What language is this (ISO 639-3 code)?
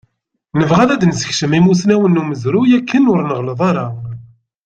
kab